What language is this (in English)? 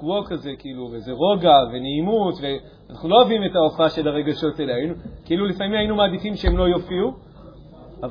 Hebrew